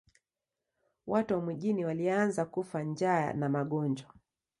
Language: Swahili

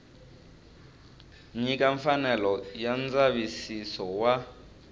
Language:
Tsonga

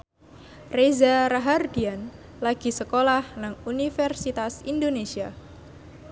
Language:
Javanese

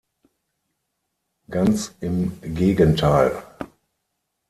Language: German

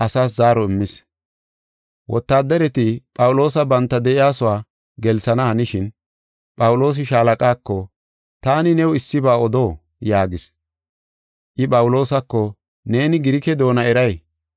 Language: Gofa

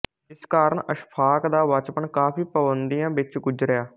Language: Punjabi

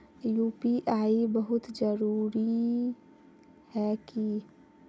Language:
Magahi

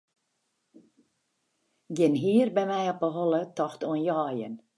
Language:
Western Frisian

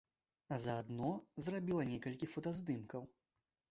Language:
Belarusian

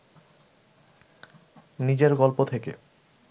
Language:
Bangla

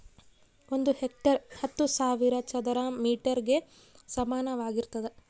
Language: Kannada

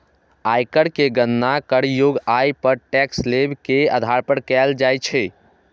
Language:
Maithili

